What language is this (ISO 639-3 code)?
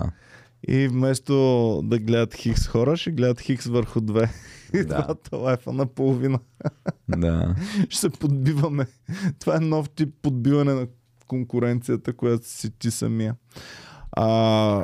bul